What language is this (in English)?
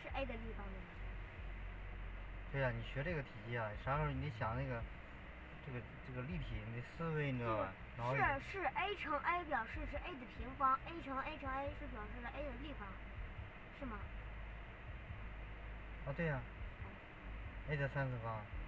Chinese